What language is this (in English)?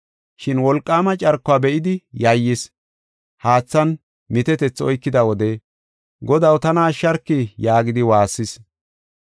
Gofa